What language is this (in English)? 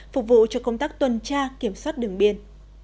Vietnamese